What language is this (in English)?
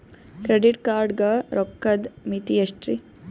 Kannada